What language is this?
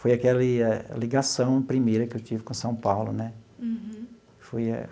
Portuguese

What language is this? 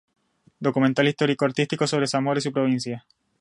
Spanish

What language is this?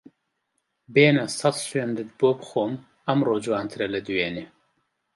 Central Kurdish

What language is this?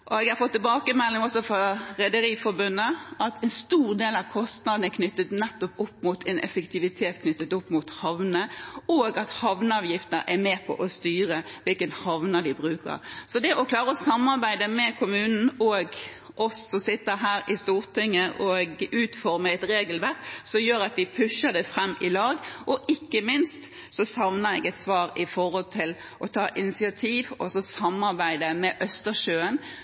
Norwegian Bokmål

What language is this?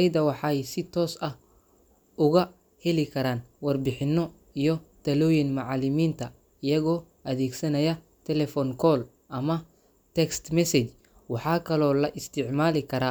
Somali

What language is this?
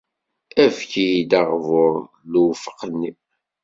Kabyle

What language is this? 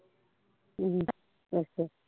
Punjabi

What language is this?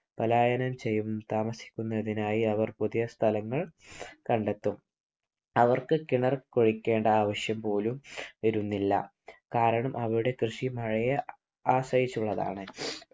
Malayalam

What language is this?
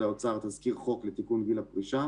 Hebrew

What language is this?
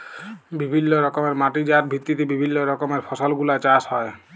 Bangla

